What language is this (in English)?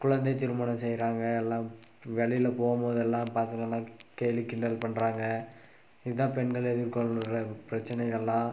Tamil